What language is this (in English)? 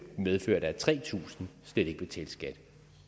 Danish